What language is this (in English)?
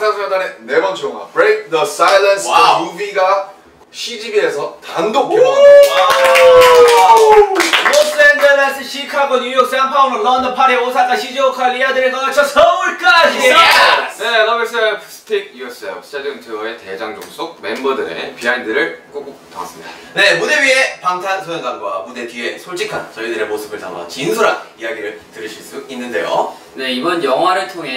Korean